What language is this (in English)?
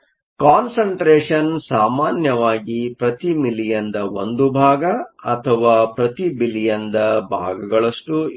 Kannada